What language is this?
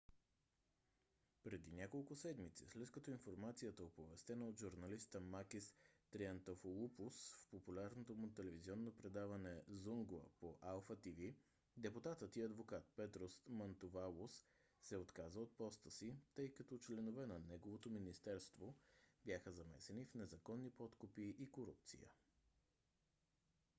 Bulgarian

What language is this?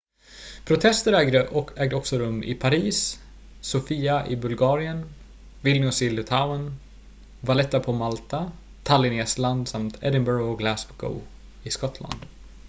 Swedish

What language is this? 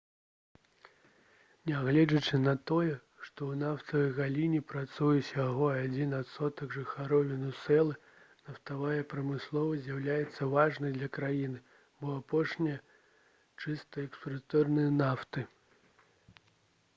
Belarusian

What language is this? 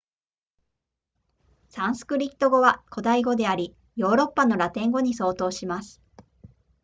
Japanese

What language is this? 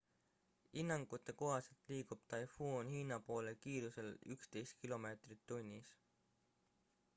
Estonian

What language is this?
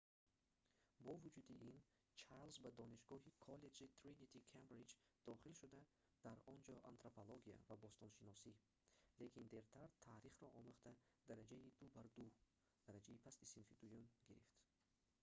Tajik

